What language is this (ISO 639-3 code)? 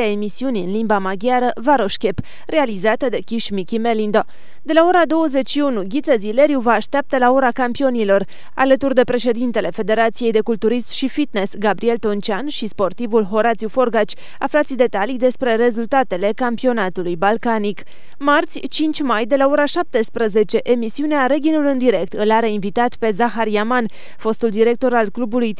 ron